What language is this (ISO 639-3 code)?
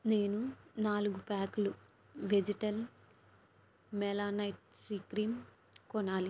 tel